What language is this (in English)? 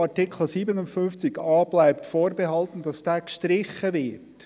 Swiss German